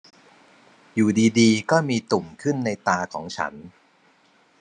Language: Thai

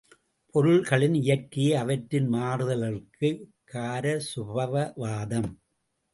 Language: Tamil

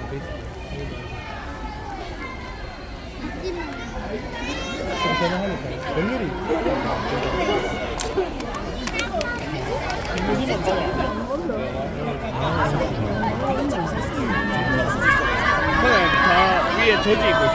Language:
Korean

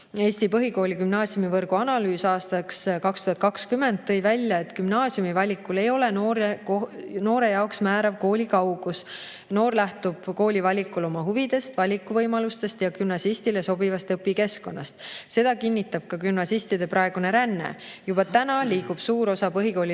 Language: Estonian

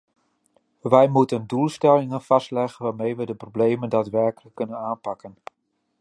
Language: Dutch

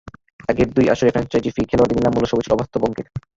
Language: Bangla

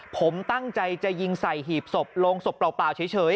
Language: Thai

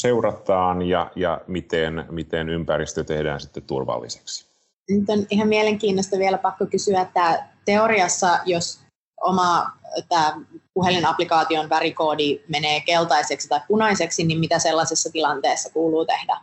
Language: Finnish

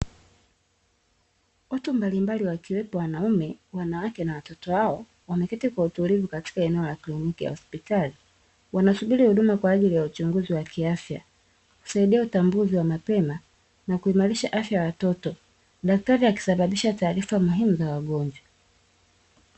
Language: Swahili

